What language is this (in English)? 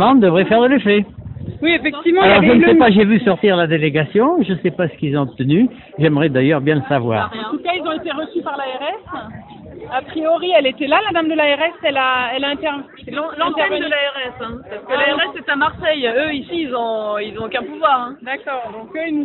French